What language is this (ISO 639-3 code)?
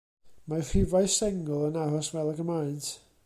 cym